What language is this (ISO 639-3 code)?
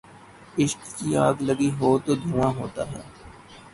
urd